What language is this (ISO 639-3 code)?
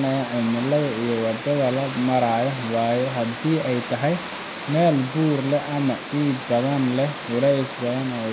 som